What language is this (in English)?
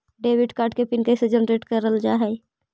Magahi